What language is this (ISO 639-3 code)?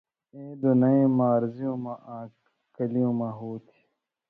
mvy